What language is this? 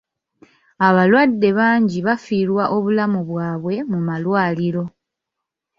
Ganda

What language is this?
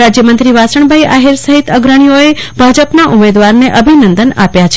Gujarati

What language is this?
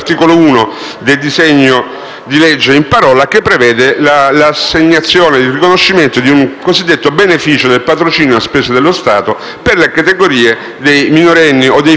Italian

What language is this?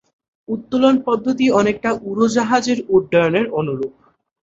Bangla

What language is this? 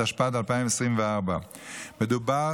Hebrew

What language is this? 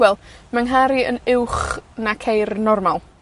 Welsh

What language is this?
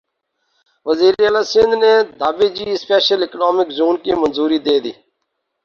Urdu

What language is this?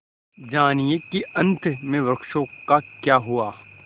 Hindi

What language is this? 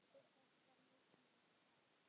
Icelandic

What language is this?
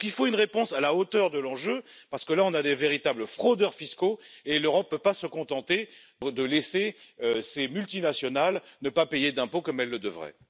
French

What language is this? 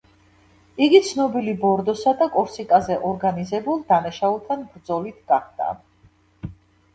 Georgian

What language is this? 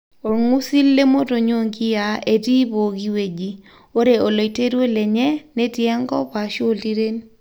Masai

